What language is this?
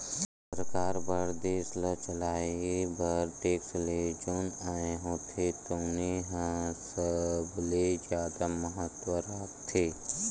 Chhattisgarhi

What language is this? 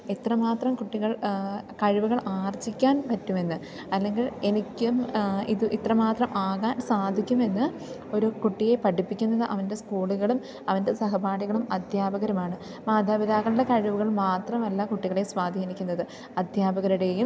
Malayalam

